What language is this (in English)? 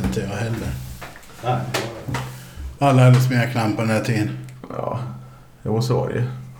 Swedish